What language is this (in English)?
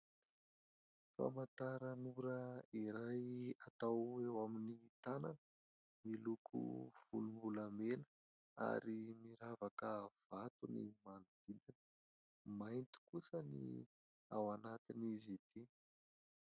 Malagasy